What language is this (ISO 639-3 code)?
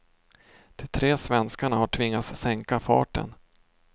swe